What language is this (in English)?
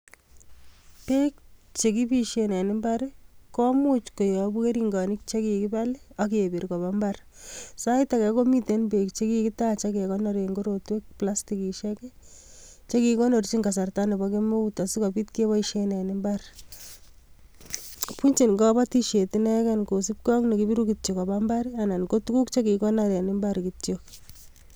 Kalenjin